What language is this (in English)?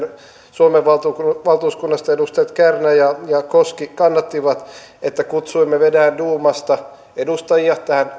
Finnish